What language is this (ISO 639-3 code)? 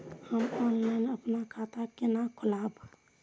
mai